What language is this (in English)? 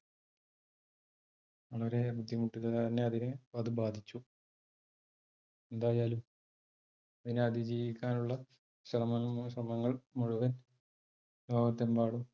Malayalam